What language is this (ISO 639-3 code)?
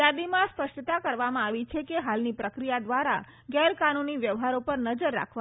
guj